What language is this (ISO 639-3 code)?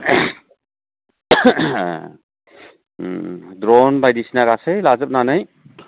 brx